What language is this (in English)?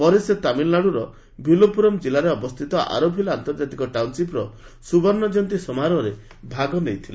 Odia